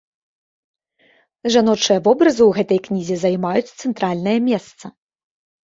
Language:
Belarusian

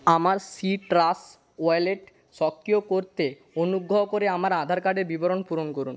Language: Bangla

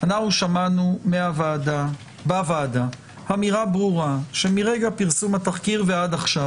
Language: Hebrew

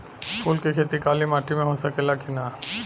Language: Bhojpuri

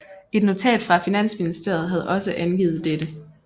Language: Danish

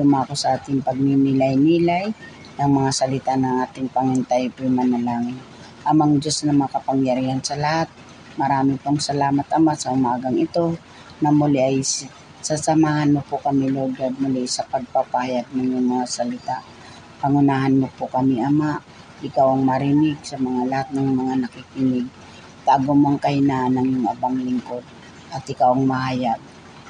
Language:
Filipino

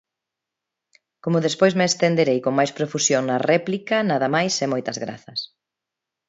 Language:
Galician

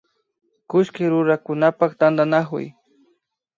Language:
Imbabura Highland Quichua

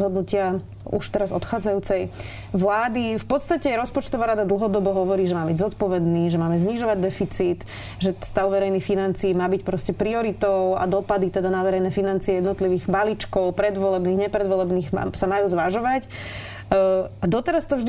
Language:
Slovak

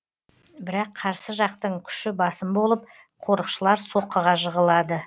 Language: Kazakh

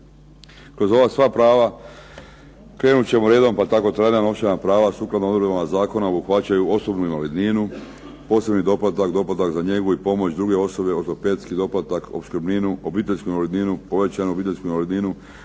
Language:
Croatian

